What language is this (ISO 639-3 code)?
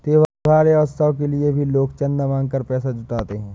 hin